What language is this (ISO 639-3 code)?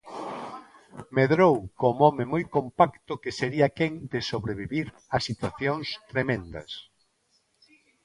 glg